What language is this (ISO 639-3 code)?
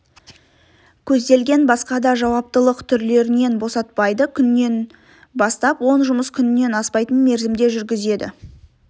kaz